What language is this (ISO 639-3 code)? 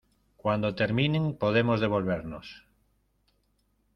spa